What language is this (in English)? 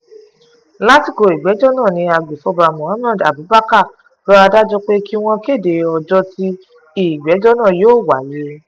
Yoruba